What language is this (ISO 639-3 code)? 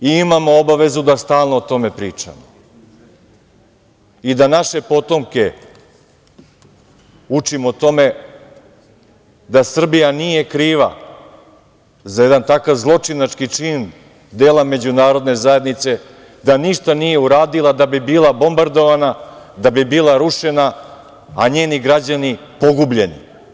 srp